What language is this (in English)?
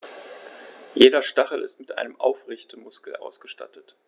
German